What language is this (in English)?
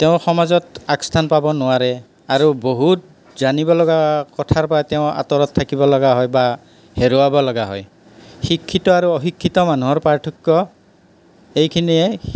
Assamese